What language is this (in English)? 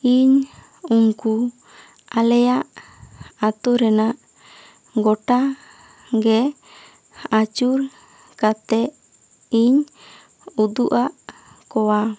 Santali